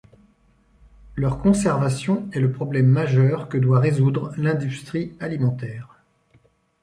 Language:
French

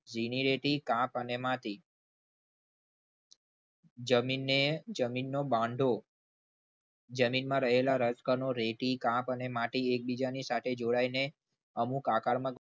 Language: Gujarati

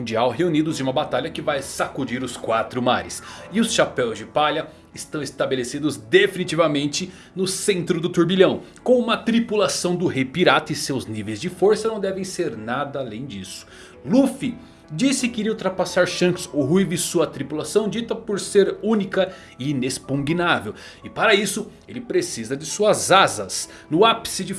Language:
Portuguese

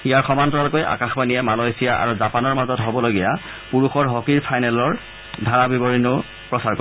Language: Assamese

